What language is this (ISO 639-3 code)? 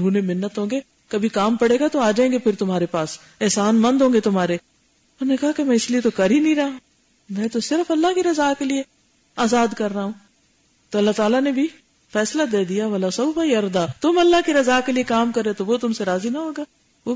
urd